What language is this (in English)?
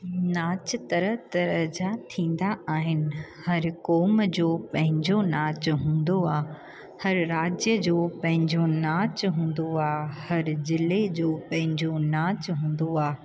Sindhi